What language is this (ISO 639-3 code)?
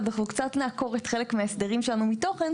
heb